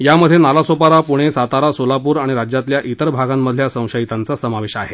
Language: Marathi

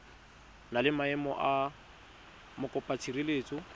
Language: Tswana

